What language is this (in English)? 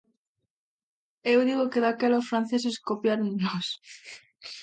Galician